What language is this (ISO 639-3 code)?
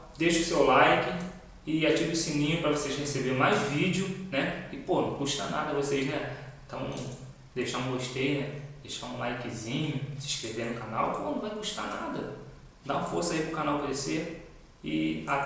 por